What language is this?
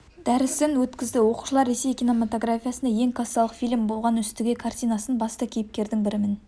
Kazakh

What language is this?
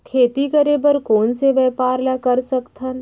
Chhattisgarhi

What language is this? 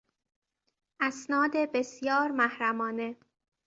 Persian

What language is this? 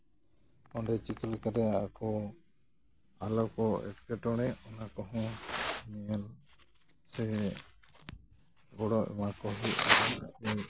Santali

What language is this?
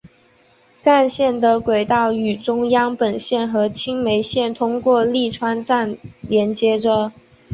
Chinese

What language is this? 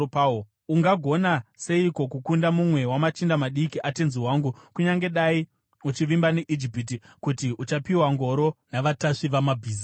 Shona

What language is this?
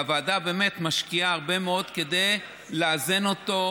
Hebrew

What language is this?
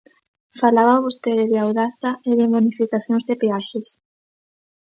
Galician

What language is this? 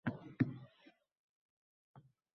Uzbek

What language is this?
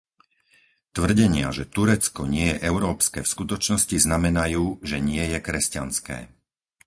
Slovak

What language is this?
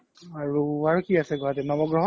Assamese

